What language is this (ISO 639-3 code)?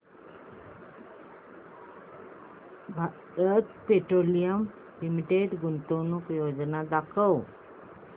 mar